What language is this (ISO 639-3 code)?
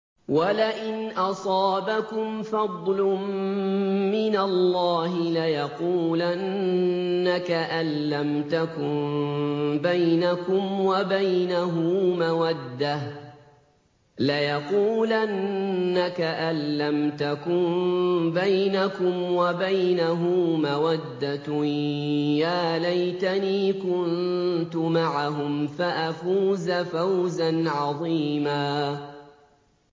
ara